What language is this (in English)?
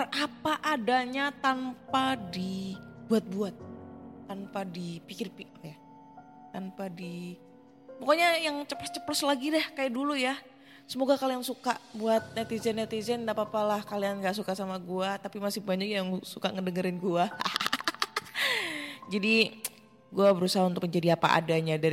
Indonesian